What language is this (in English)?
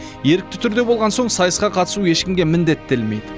Kazakh